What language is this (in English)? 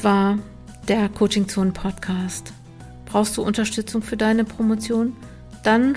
German